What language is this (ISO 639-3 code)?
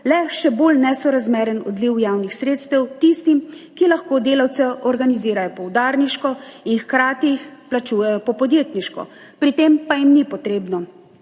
slv